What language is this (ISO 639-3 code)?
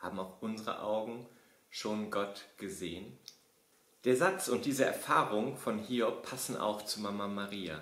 deu